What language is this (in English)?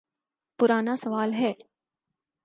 Urdu